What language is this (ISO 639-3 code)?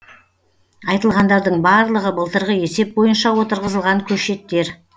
kaz